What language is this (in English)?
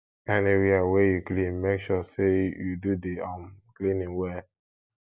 Nigerian Pidgin